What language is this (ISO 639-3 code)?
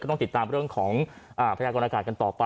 tha